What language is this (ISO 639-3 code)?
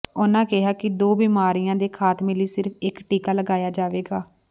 pan